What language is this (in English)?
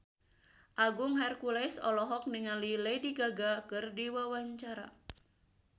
Sundanese